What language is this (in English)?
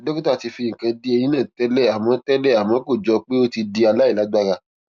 Yoruba